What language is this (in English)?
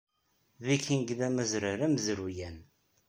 Kabyle